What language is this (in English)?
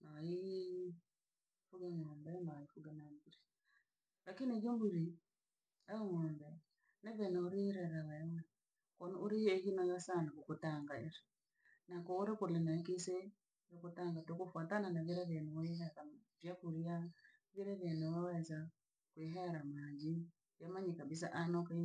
Langi